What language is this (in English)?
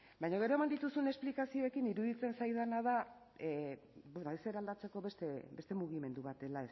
Basque